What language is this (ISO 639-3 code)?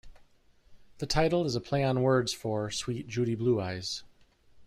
eng